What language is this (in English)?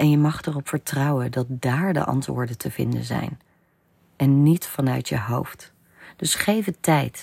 Dutch